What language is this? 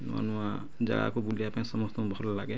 Odia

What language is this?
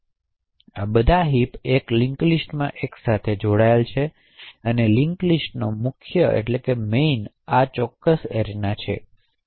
Gujarati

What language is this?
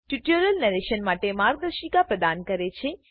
Gujarati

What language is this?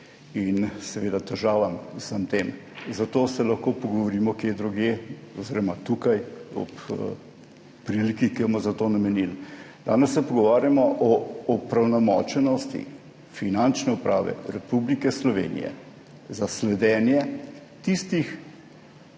Slovenian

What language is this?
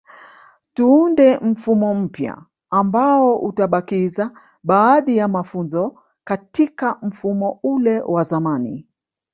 Swahili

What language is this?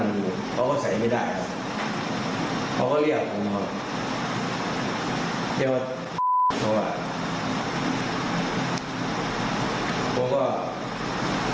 Thai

